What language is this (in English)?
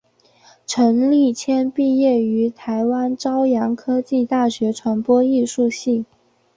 Chinese